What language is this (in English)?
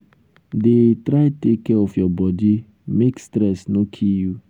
Nigerian Pidgin